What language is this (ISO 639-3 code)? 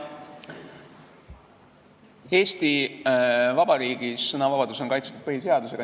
est